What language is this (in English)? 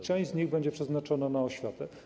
Polish